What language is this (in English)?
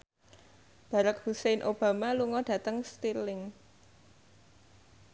Javanese